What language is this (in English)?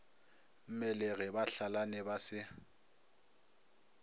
Northern Sotho